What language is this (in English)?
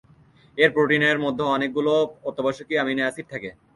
Bangla